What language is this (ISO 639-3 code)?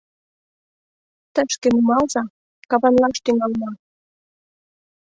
chm